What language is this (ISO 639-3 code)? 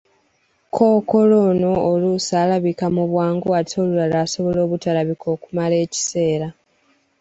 lug